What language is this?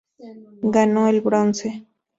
Spanish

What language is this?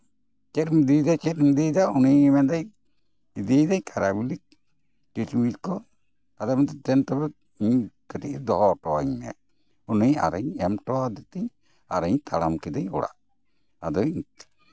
Santali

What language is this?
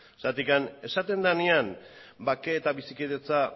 Basque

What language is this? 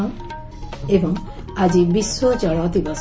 Odia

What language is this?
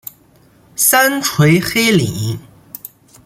Chinese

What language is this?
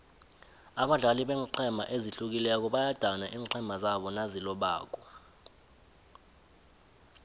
South Ndebele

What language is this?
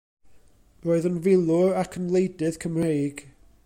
Welsh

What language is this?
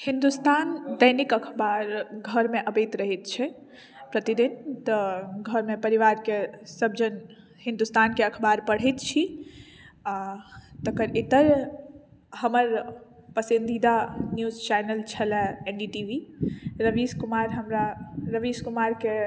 Maithili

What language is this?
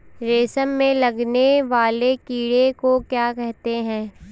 Hindi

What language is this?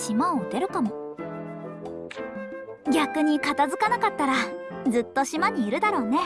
Japanese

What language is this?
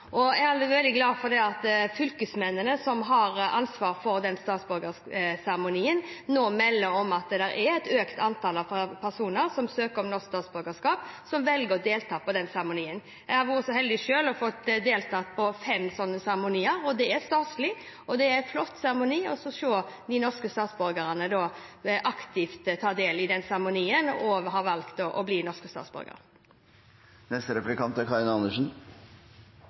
Norwegian Bokmål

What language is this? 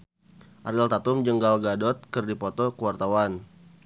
Sundanese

